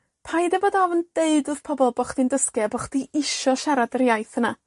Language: Welsh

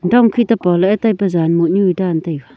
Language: Wancho Naga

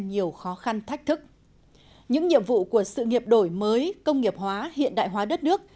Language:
Vietnamese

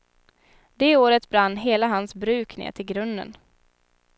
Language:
Swedish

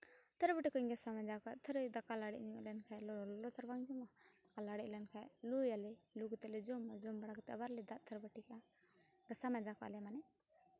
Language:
Santali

